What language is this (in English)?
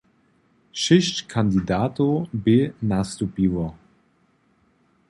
Upper Sorbian